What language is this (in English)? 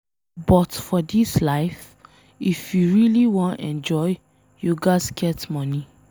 Nigerian Pidgin